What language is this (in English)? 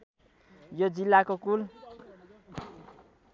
Nepali